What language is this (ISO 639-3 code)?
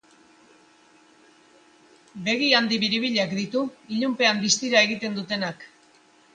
eus